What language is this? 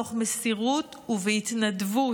Hebrew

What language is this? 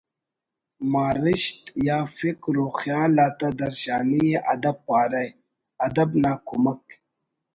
Brahui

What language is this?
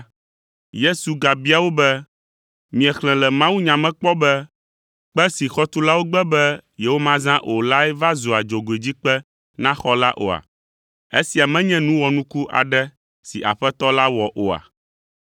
Ewe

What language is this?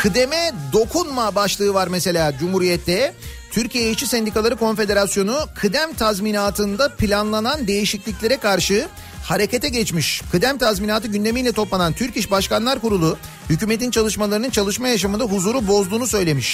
Turkish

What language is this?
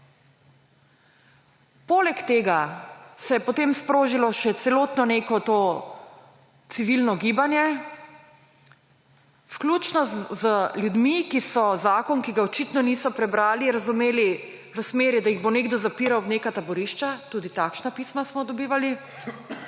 Slovenian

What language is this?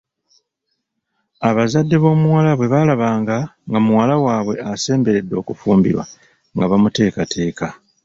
Ganda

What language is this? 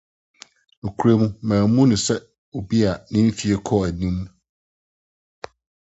Akan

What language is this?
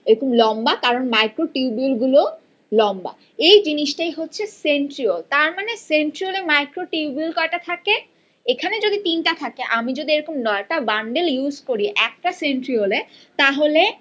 Bangla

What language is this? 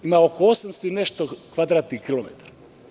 Serbian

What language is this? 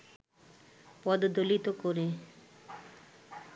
Bangla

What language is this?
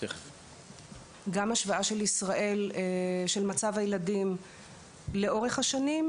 Hebrew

